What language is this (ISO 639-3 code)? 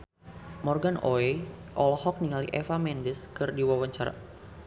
sun